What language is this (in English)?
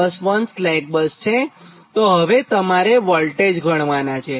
Gujarati